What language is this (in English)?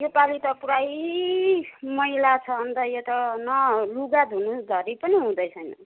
Nepali